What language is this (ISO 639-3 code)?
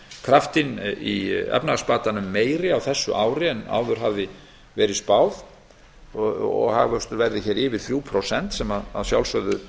isl